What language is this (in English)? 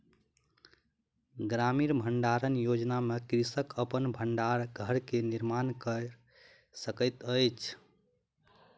Maithili